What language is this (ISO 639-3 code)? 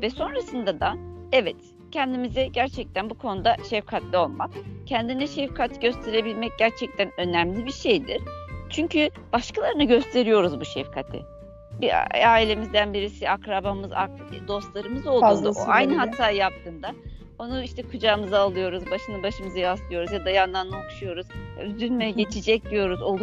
tur